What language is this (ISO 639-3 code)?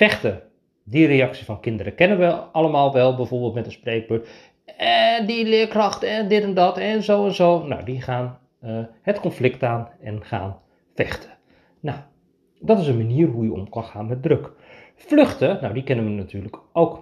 nld